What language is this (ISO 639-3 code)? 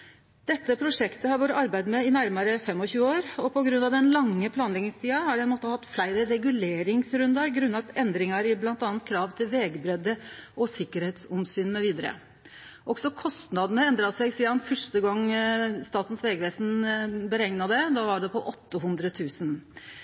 nno